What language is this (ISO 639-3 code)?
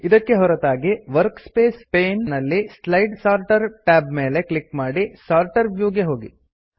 kan